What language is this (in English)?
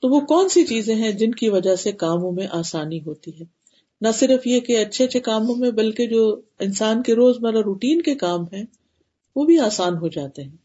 Urdu